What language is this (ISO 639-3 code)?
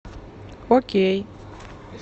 rus